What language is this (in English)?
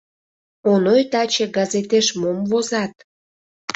Mari